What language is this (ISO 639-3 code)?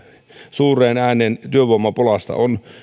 fin